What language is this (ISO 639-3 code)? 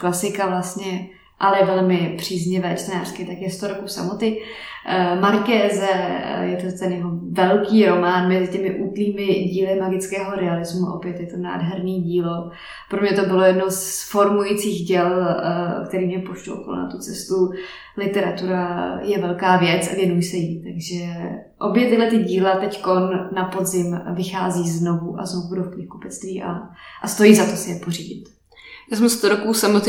ces